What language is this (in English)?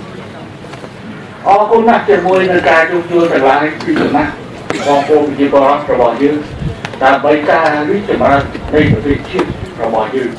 Thai